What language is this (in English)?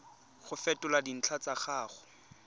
Tswana